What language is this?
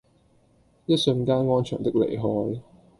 Cantonese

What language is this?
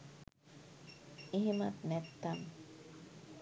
Sinhala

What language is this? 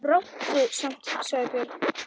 Icelandic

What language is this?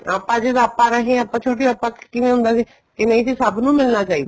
Punjabi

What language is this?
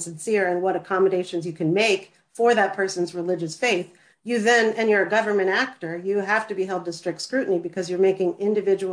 English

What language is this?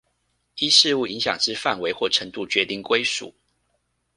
Chinese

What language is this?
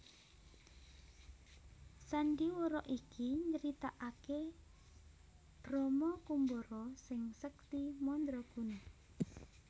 Javanese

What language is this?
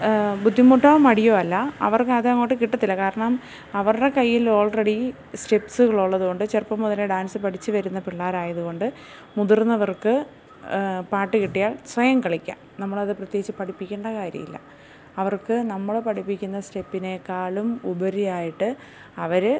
Malayalam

